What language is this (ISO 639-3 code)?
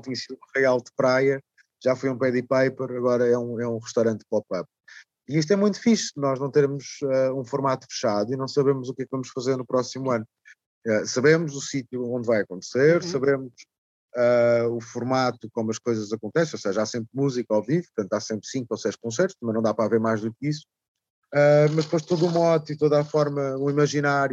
por